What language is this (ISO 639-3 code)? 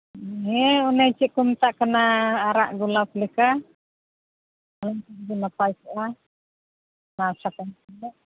sat